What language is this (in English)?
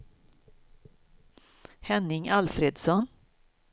Swedish